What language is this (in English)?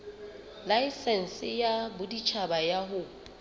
Southern Sotho